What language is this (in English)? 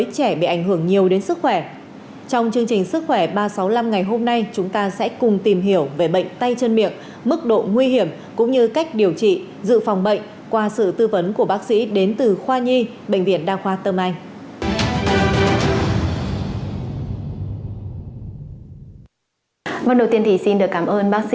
Vietnamese